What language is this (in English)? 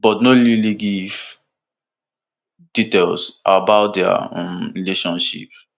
Nigerian Pidgin